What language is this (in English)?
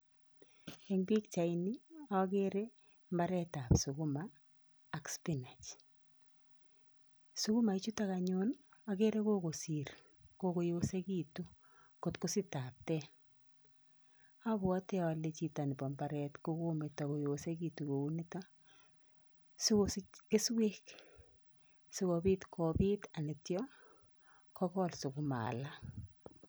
Kalenjin